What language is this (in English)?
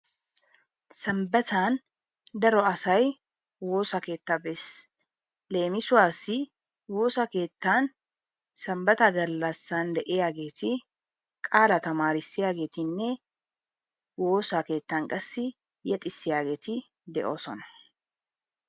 Wolaytta